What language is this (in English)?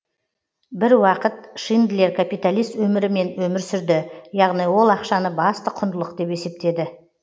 Kazakh